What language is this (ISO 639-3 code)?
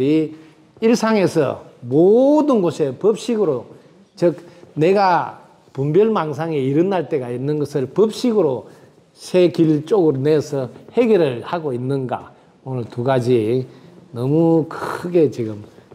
kor